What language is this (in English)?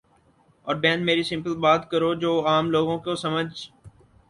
Urdu